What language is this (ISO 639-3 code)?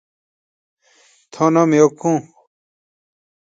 scl